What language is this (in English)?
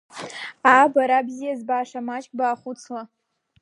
Abkhazian